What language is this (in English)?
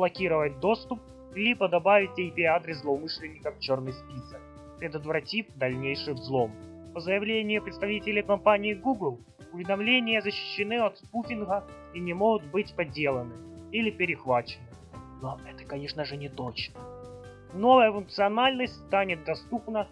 Russian